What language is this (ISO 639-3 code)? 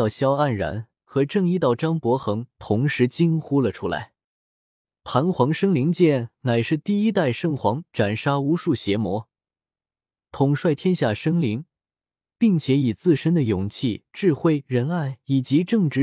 zho